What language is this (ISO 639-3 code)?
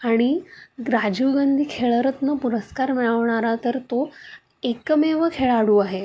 mar